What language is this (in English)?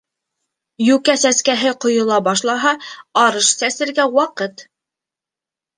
Bashkir